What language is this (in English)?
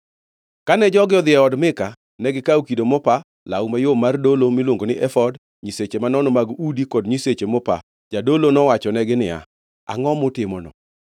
Luo (Kenya and Tanzania)